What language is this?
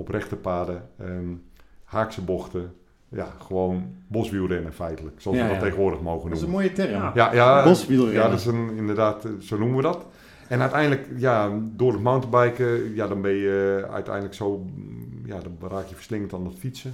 Dutch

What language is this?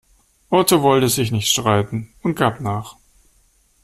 German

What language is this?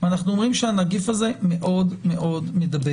Hebrew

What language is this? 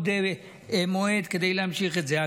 Hebrew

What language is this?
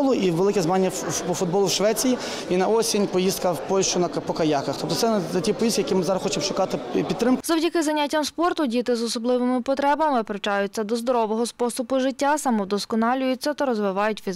Ukrainian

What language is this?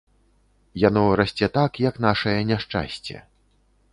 Belarusian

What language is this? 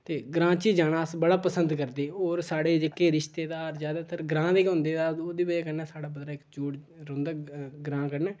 Dogri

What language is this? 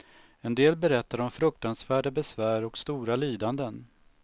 Swedish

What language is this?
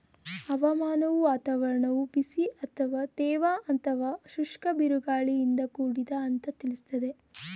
Kannada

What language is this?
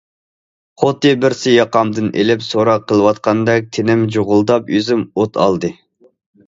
Uyghur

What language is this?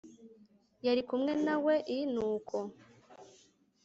Kinyarwanda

